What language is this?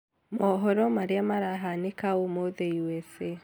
Kikuyu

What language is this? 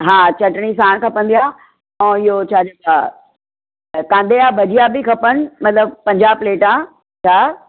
Sindhi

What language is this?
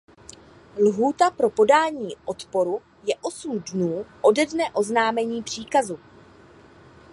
Czech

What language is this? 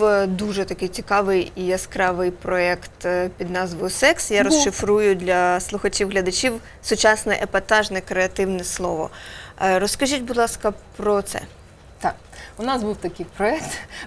Ukrainian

